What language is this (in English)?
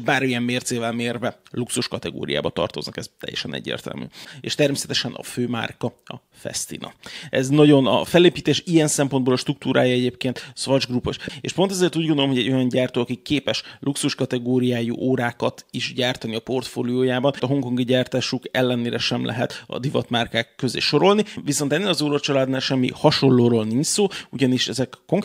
Hungarian